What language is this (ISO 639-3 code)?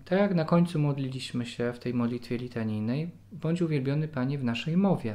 pol